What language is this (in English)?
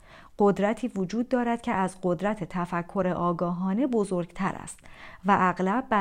Persian